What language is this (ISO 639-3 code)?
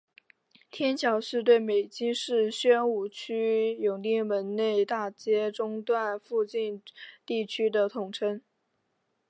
zho